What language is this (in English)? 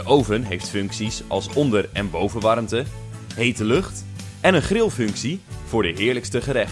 Dutch